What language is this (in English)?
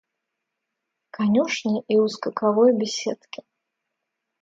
Russian